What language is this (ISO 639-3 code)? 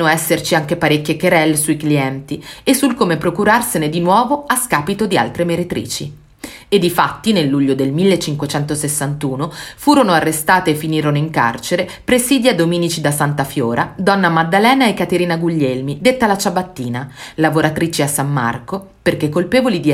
ita